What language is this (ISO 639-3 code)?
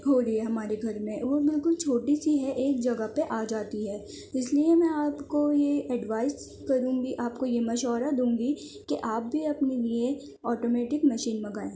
urd